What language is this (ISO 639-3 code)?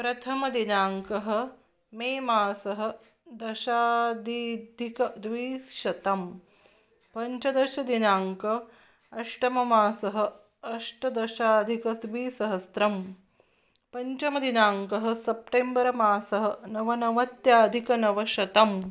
san